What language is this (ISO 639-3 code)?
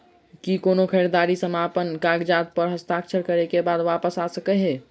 mai